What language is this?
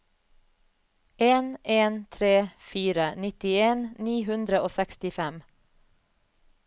Norwegian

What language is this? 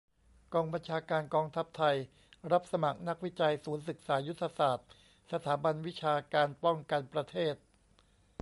Thai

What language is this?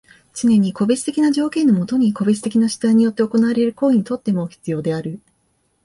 Japanese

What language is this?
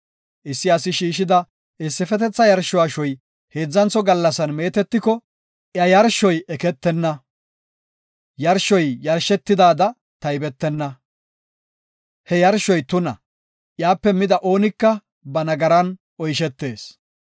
Gofa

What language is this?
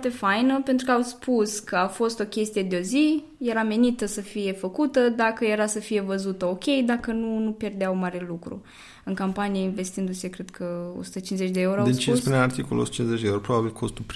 Romanian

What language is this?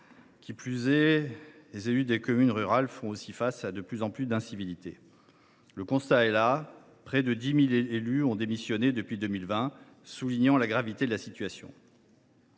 French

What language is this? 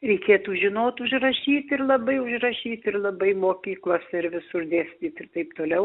Lithuanian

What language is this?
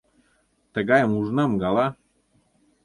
Mari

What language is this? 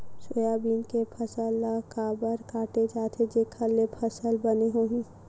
Chhattisgarhi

